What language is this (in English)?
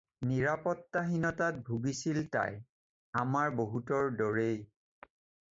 Assamese